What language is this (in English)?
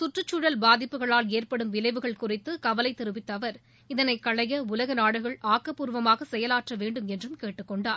Tamil